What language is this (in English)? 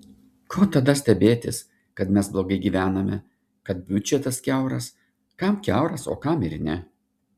Lithuanian